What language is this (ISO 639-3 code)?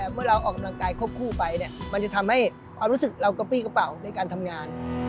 tha